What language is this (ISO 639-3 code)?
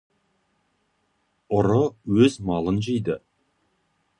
kaz